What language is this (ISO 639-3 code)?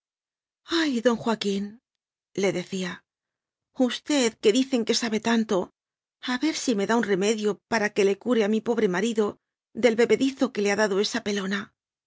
spa